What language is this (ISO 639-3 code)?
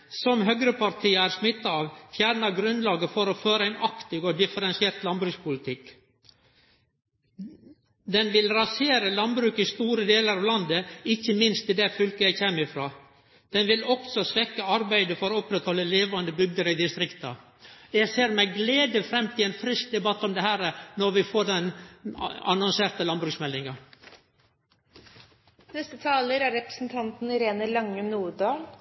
nno